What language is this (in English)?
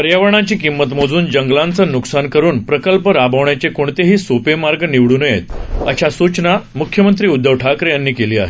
Marathi